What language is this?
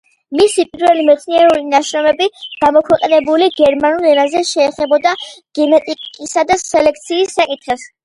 Georgian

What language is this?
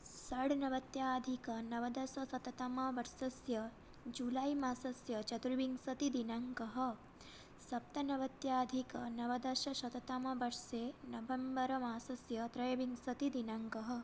Sanskrit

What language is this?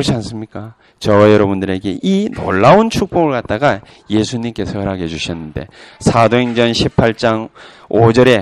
Korean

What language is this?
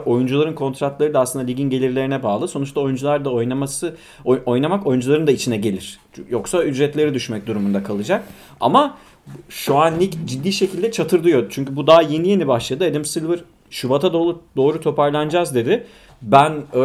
Turkish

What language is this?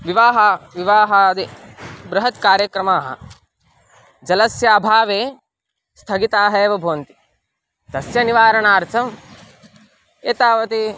Sanskrit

